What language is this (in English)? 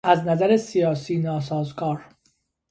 Persian